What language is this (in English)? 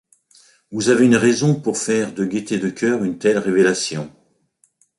French